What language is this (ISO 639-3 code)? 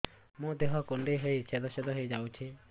ori